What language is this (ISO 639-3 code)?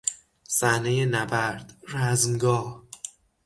fas